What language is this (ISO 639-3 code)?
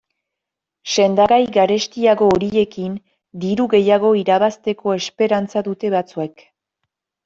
eus